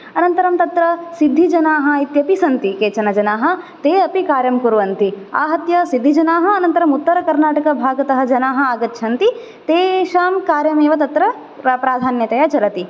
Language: Sanskrit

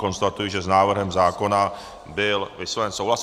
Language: Czech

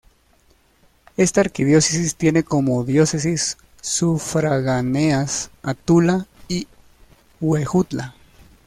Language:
Spanish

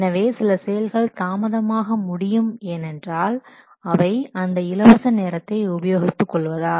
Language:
Tamil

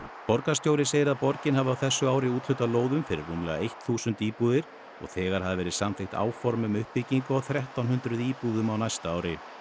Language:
Icelandic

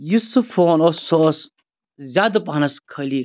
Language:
Kashmiri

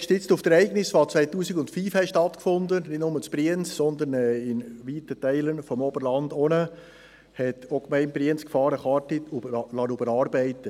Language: Swiss German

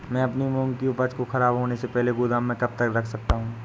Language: Hindi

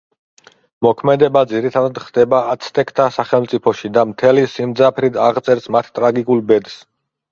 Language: Georgian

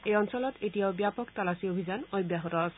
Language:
Assamese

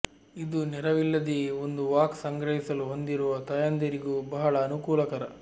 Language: Kannada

